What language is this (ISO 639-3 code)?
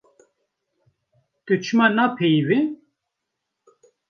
kur